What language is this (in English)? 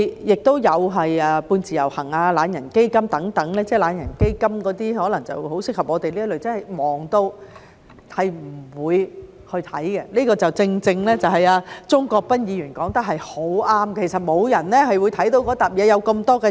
Cantonese